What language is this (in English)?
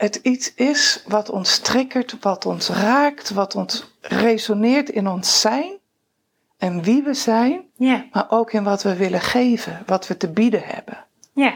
Dutch